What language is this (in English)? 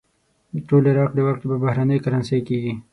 Pashto